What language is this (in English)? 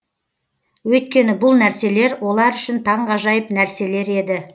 Kazakh